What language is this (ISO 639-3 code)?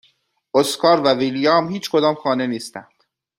fas